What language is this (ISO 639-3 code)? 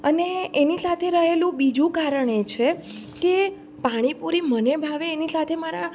guj